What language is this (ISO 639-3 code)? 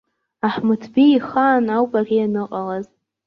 abk